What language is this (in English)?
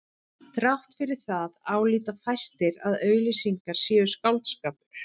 Icelandic